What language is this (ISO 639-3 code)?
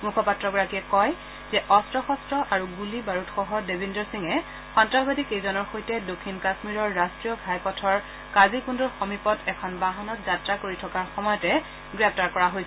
asm